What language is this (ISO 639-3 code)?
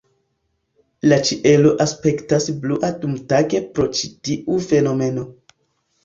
epo